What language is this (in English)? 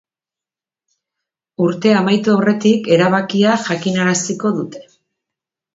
Basque